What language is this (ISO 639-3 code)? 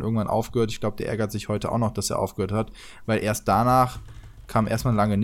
deu